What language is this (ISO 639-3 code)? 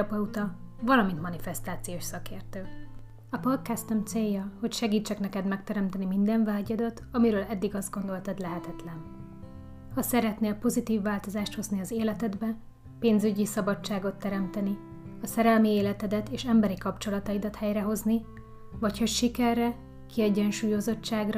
hun